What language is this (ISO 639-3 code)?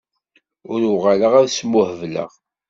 kab